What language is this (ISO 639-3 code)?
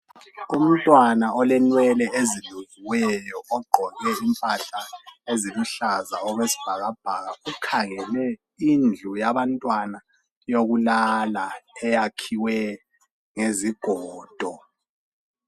nde